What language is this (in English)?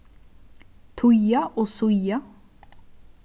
Faroese